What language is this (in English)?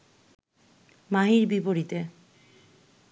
Bangla